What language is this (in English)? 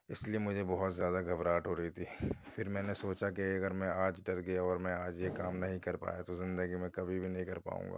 Urdu